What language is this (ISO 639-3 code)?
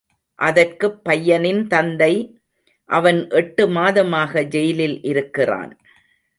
tam